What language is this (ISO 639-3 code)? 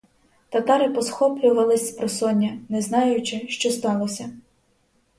ukr